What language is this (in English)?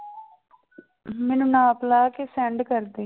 Punjabi